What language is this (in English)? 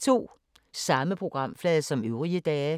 Danish